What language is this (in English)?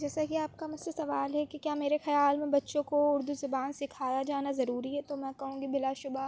Urdu